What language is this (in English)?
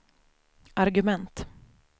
Swedish